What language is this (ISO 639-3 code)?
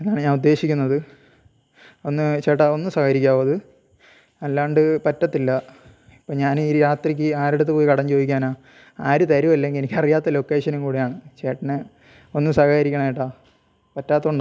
mal